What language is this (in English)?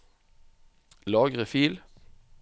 Norwegian